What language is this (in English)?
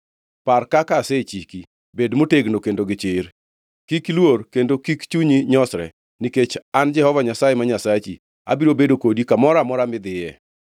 Luo (Kenya and Tanzania)